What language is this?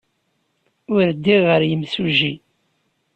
Kabyle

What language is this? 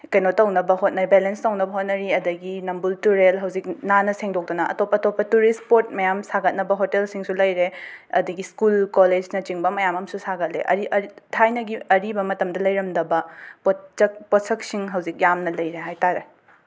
Manipuri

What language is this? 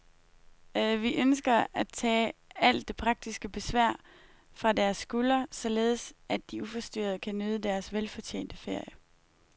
Danish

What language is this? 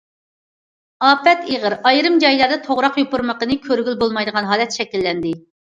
Uyghur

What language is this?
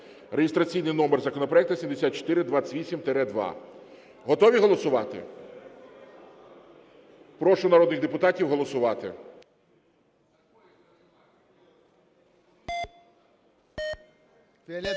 Ukrainian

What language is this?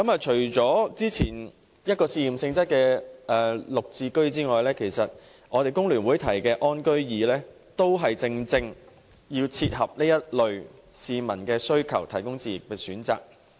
Cantonese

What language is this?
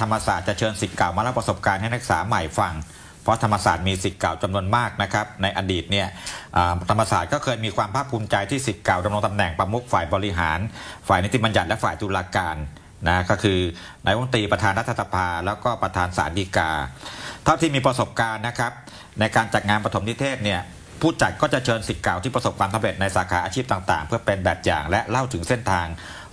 Thai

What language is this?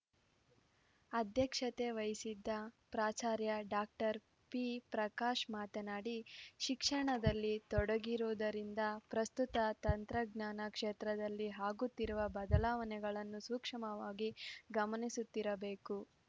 Kannada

